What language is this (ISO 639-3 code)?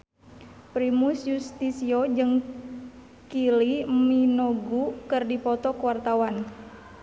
sun